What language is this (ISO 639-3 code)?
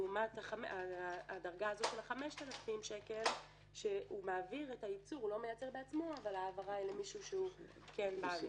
heb